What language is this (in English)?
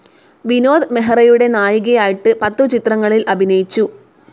Malayalam